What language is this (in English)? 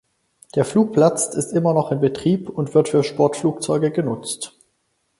German